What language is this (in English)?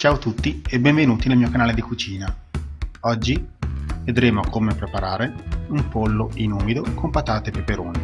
Italian